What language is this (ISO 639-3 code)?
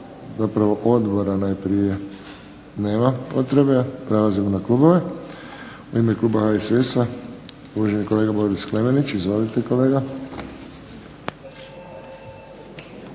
hrv